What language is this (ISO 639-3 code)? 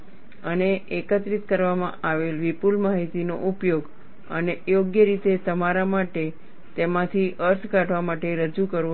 guj